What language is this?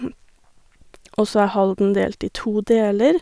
Norwegian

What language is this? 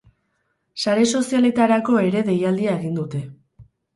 Basque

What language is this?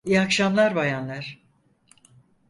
Turkish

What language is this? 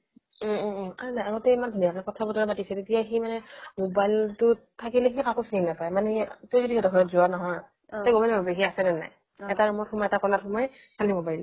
Assamese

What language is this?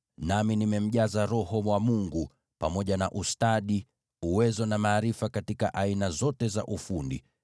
Swahili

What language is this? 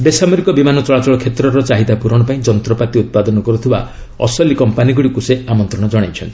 Odia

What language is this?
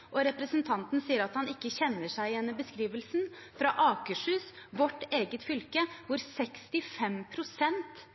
Norwegian Bokmål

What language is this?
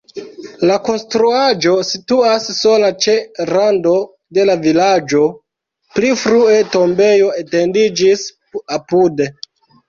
Esperanto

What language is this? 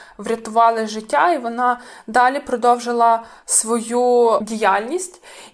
Ukrainian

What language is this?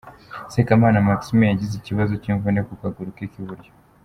Kinyarwanda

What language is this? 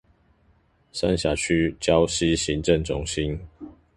Chinese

